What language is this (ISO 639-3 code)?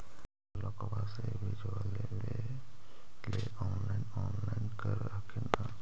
mag